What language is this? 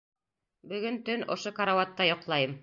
Bashkir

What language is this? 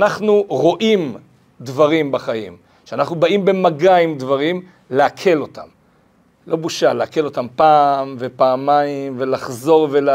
Hebrew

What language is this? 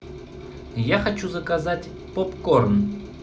Russian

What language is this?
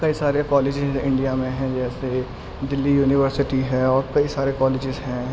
Urdu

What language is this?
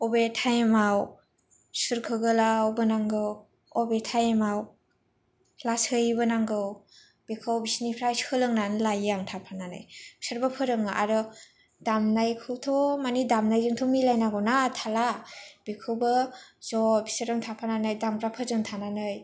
Bodo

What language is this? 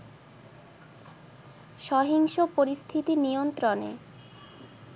Bangla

